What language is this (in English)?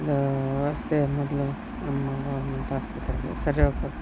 Kannada